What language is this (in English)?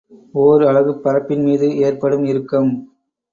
Tamil